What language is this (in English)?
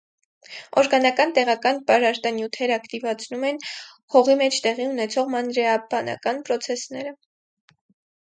Armenian